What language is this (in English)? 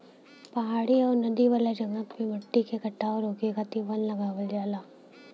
Bhojpuri